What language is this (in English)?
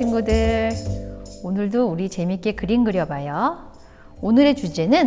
Korean